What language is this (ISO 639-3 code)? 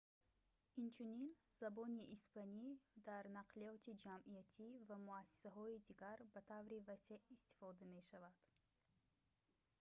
tgk